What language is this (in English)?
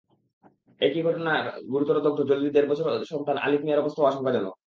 Bangla